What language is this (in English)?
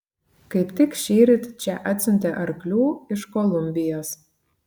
Lithuanian